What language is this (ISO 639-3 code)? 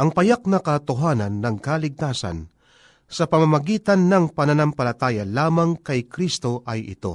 fil